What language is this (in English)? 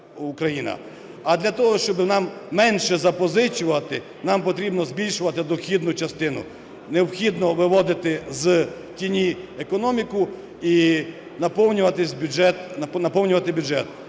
Ukrainian